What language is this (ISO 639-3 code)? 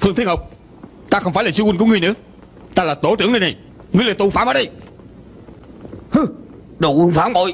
vie